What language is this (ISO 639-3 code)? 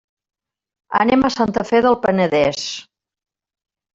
cat